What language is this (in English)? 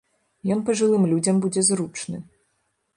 Belarusian